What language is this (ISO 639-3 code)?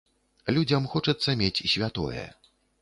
bel